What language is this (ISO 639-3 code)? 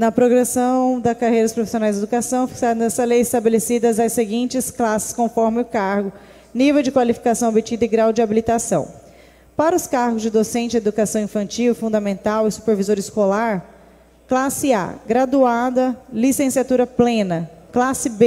por